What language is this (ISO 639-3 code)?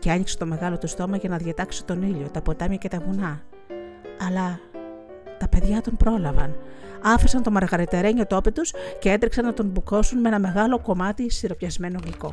ell